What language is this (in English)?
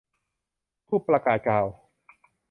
Thai